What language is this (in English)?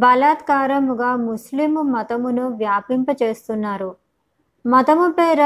Telugu